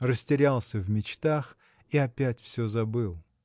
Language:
Russian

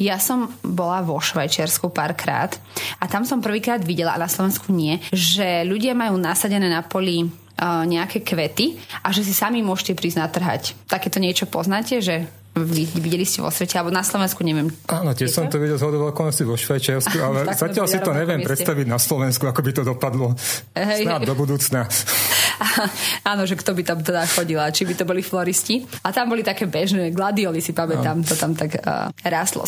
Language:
Slovak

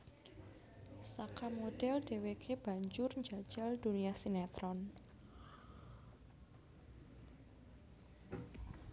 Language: Javanese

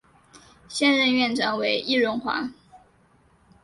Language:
Chinese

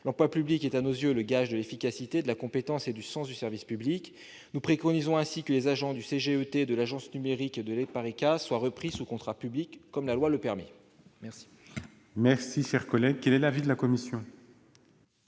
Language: French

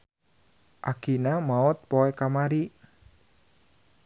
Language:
Sundanese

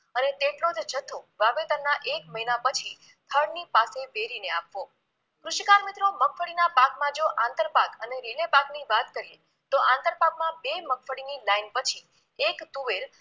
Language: Gujarati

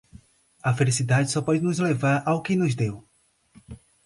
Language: Portuguese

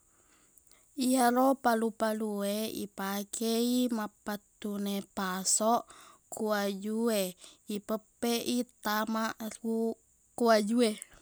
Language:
Buginese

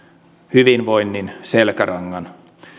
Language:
Finnish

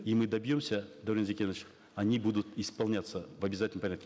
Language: Kazakh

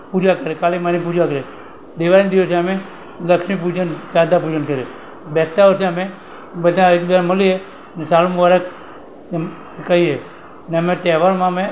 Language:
Gujarati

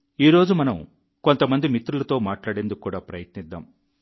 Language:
Telugu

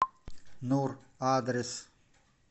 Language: Russian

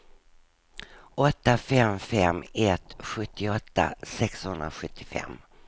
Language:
Swedish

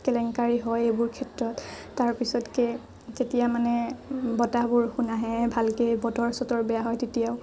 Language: Assamese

